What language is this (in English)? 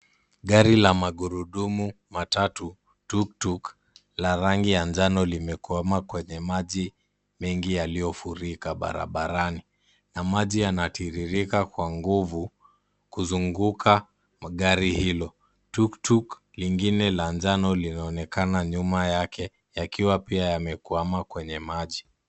Swahili